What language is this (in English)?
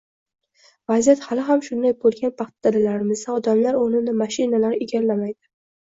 Uzbek